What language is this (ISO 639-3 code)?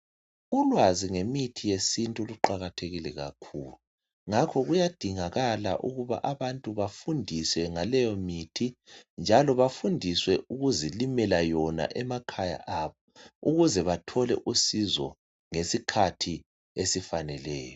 nde